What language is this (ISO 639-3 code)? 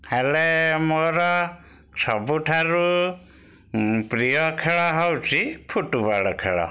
ori